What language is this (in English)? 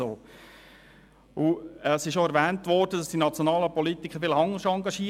Swiss German